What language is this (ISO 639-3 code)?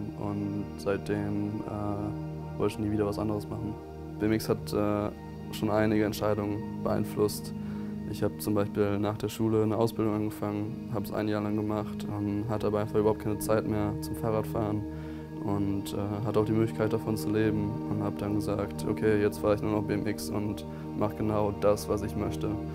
deu